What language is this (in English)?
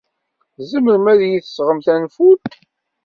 Kabyle